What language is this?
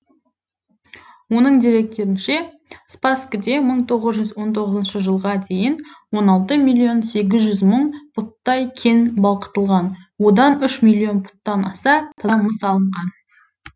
Kazakh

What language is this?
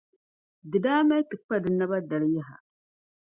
Dagbani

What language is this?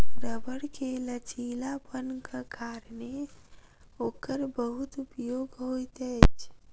Maithili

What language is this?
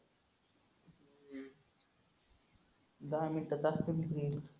Marathi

